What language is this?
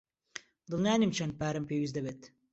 Central Kurdish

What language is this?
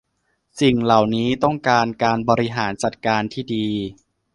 Thai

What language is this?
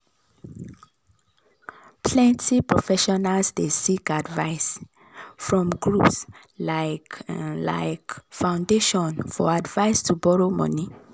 Nigerian Pidgin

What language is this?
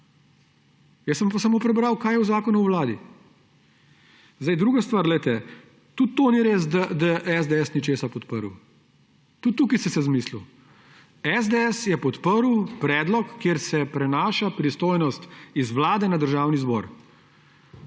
Slovenian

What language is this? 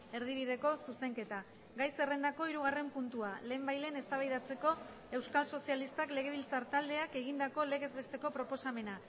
Basque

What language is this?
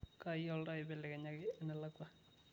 Masai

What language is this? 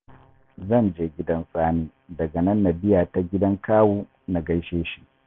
Hausa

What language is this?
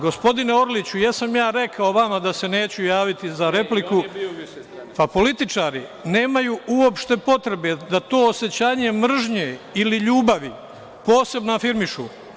Serbian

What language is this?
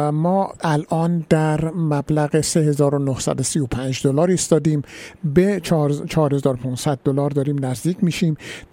Persian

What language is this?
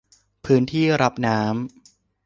Thai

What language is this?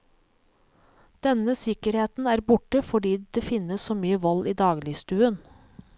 Norwegian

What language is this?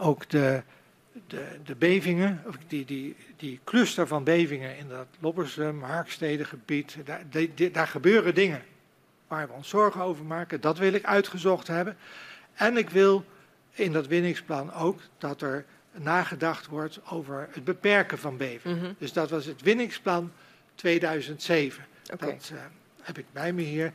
Dutch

